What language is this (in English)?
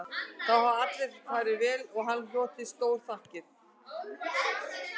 Icelandic